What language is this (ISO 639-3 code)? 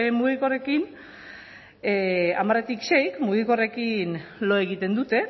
eus